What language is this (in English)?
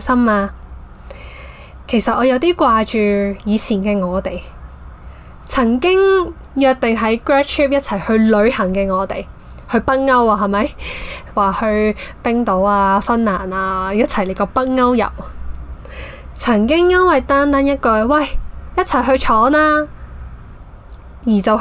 Chinese